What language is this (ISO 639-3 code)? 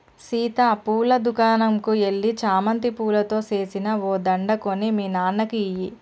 tel